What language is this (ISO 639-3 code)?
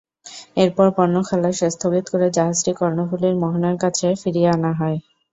ben